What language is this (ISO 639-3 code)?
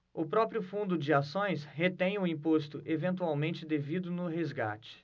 por